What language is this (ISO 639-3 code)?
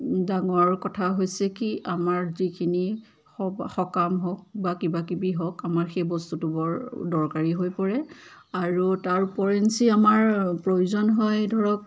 asm